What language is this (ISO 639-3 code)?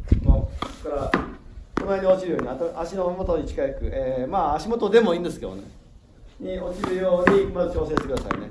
jpn